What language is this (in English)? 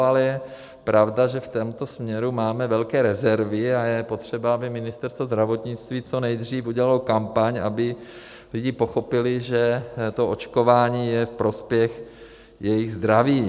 Czech